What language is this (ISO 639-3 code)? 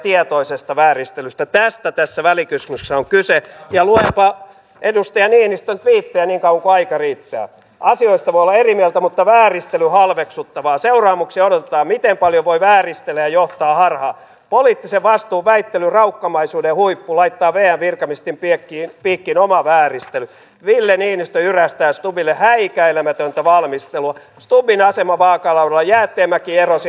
fin